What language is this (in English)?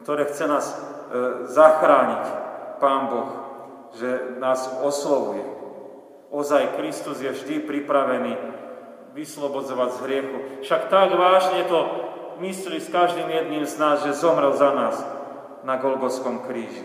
Slovak